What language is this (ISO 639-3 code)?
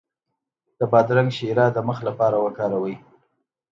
pus